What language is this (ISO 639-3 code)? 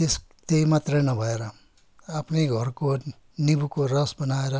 nep